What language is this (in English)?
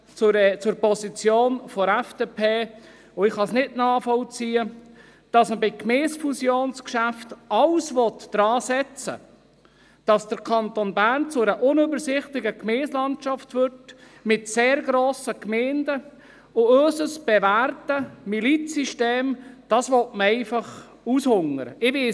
Swiss German